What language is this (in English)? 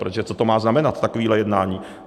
Czech